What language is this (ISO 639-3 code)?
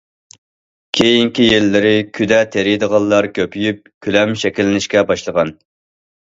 uig